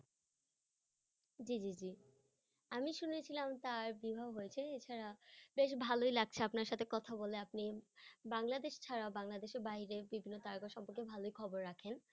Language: Bangla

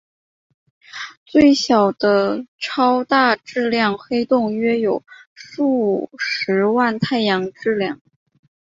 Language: Chinese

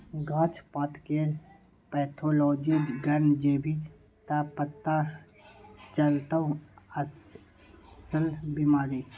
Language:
Maithili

